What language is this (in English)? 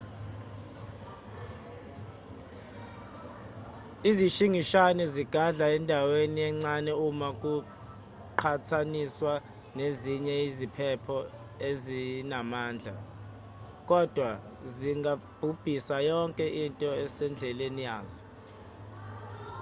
Zulu